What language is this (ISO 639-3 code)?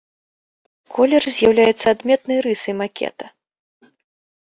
bel